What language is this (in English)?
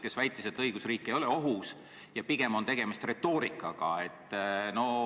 Estonian